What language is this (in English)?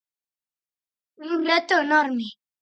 Galician